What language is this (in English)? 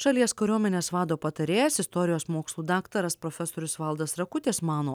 Lithuanian